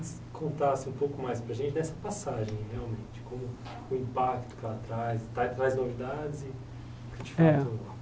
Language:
Portuguese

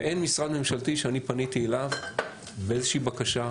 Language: Hebrew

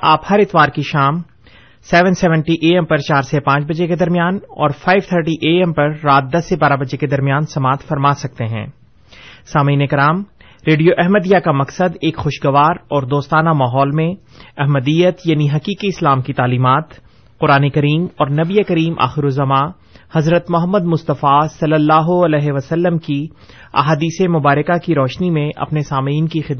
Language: Urdu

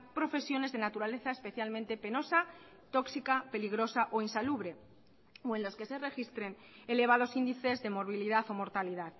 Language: Spanish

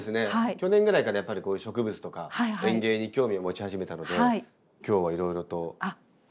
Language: Japanese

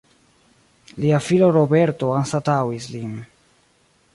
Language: Esperanto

